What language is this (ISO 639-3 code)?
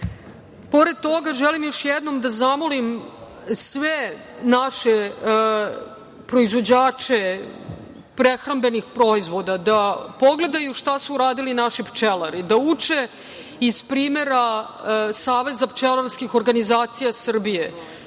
srp